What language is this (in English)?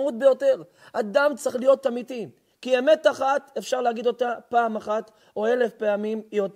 Hebrew